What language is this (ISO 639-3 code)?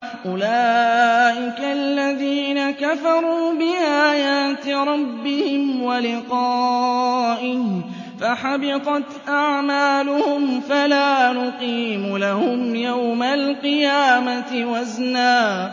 ara